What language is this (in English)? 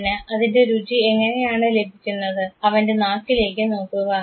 Malayalam